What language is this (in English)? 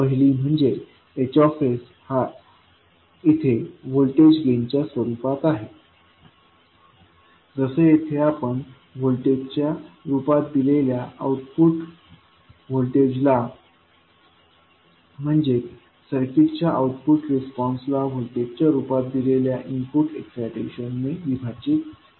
Marathi